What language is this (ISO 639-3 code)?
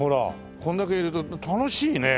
jpn